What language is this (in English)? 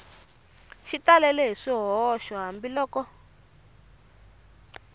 Tsonga